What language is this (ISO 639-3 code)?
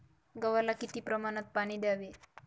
mar